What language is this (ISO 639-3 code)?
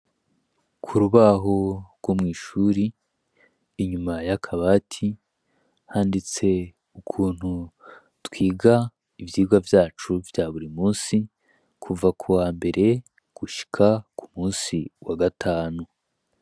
run